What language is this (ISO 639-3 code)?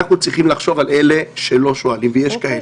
heb